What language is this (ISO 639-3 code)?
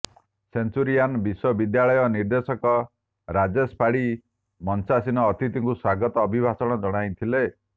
ori